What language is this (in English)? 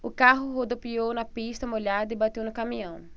Portuguese